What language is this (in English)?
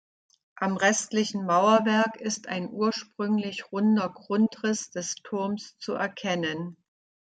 German